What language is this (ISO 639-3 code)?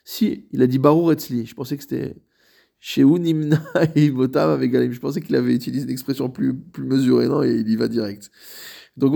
fra